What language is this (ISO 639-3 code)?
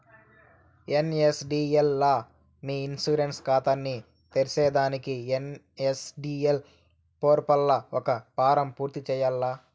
tel